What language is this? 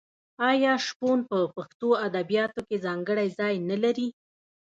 Pashto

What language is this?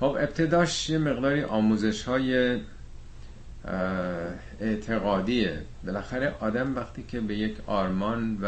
Persian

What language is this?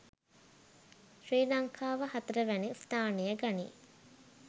Sinhala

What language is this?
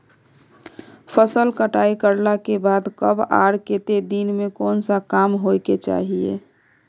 Magahi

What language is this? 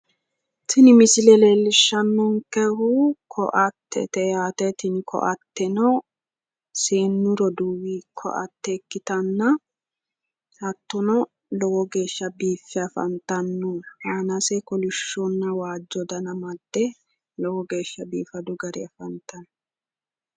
Sidamo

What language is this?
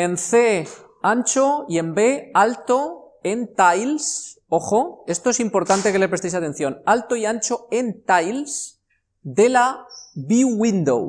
Spanish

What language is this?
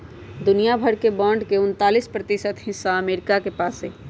Magahi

